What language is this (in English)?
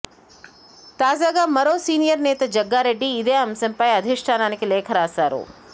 Telugu